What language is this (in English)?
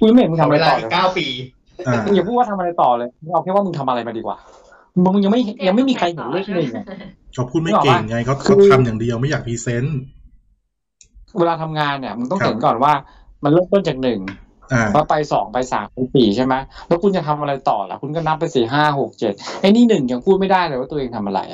Thai